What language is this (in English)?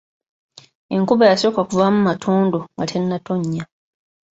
Ganda